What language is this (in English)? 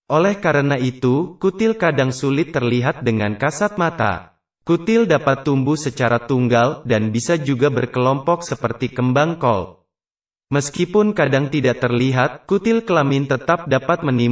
Indonesian